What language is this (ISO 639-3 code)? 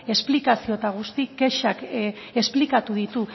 eus